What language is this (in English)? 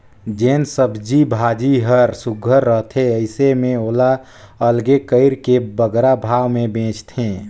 Chhattisgarhi